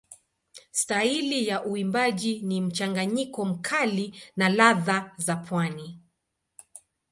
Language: Swahili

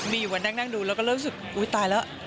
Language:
Thai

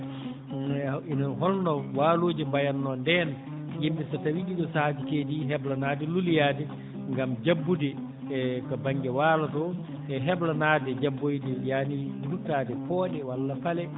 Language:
Fula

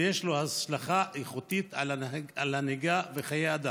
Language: Hebrew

